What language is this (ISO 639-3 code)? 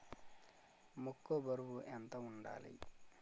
tel